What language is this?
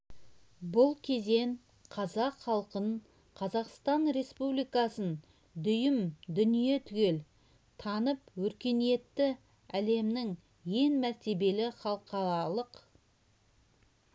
Kazakh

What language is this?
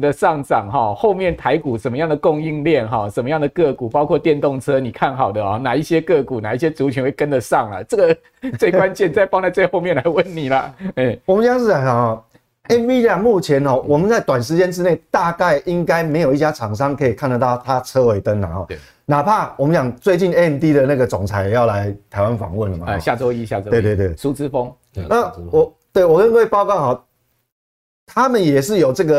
Chinese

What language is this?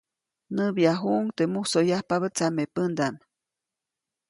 Copainalá Zoque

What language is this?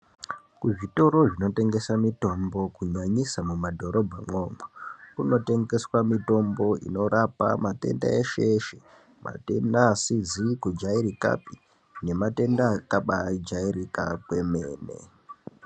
Ndau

